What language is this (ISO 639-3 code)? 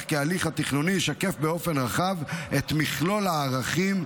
heb